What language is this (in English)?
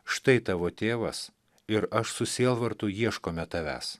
Lithuanian